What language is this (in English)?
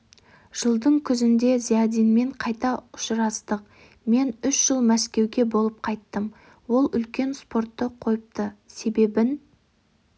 Kazakh